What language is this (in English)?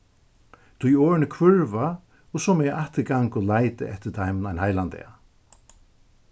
Faroese